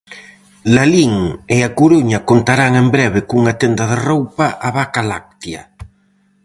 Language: Galician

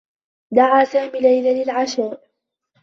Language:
Arabic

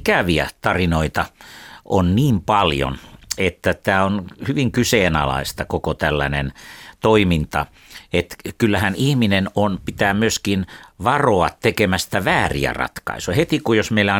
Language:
Finnish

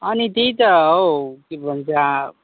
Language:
Nepali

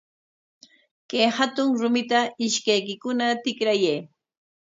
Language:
Corongo Ancash Quechua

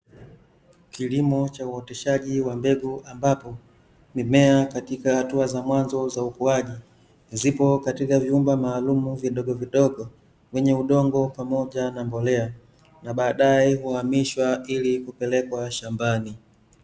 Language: Swahili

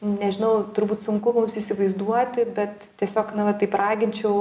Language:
Lithuanian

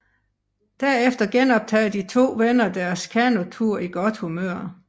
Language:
Danish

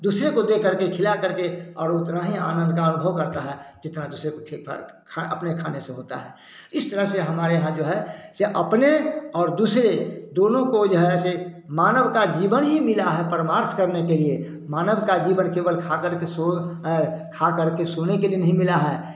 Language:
Hindi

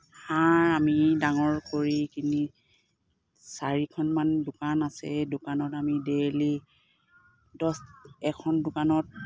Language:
Assamese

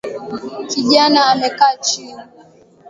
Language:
Swahili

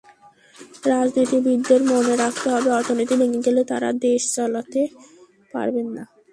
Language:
Bangla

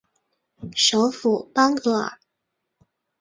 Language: Chinese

